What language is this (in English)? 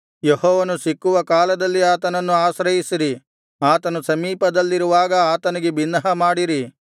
Kannada